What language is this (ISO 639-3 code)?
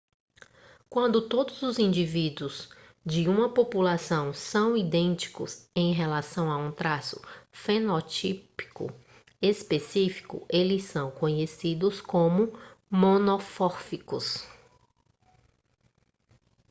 por